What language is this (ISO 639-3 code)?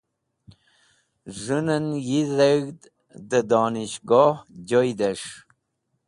wbl